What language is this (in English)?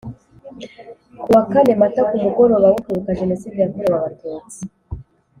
Kinyarwanda